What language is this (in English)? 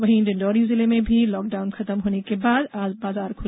Hindi